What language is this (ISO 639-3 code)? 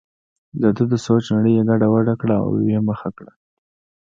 pus